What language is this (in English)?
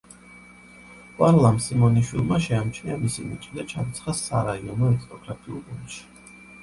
Georgian